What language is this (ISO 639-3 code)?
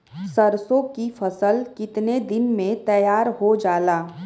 bho